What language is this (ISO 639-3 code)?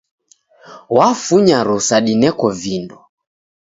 dav